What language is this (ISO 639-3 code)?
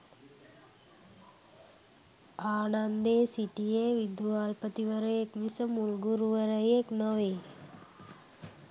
sin